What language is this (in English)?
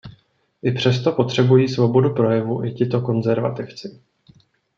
Czech